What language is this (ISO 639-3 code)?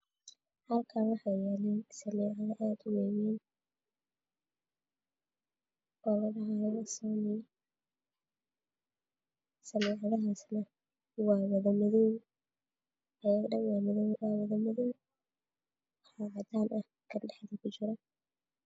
som